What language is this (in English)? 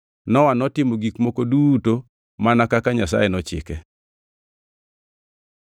Luo (Kenya and Tanzania)